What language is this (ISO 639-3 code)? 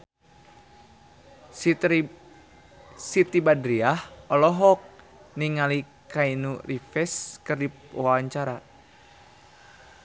sun